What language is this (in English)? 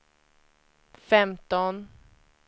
Swedish